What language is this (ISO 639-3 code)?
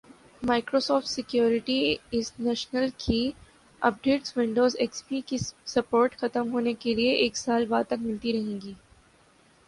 urd